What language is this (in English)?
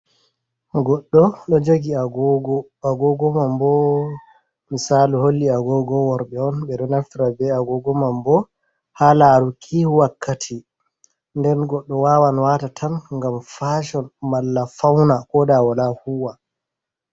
Fula